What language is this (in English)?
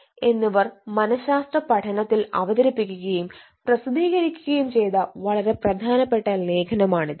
Malayalam